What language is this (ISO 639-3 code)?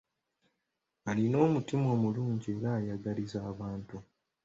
lug